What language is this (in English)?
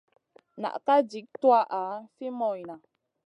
Masana